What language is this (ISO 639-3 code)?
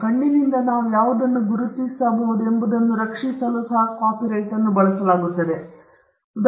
kan